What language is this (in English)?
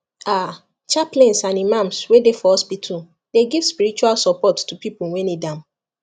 Nigerian Pidgin